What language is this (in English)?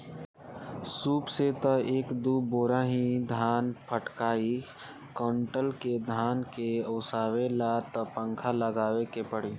Bhojpuri